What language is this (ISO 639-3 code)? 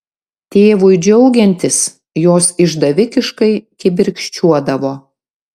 lit